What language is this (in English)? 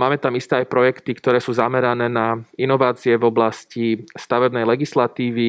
Slovak